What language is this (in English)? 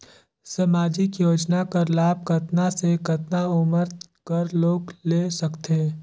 Chhattisgarhi